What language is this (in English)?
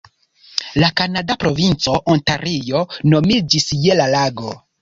Esperanto